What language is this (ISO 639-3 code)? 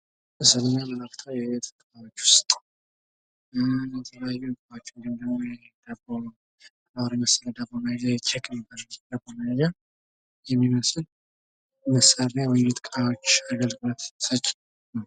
amh